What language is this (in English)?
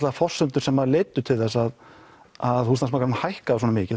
Icelandic